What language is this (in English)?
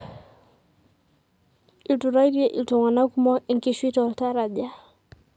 Masai